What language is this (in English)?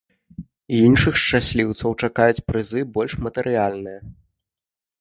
Belarusian